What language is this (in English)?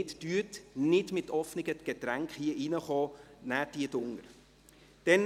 Swiss German